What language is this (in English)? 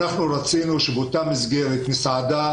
Hebrew